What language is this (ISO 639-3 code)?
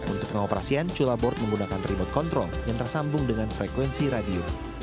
ind